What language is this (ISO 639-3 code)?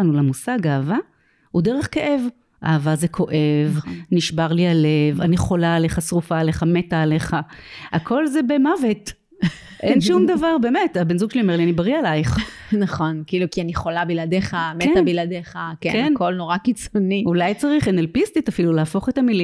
heb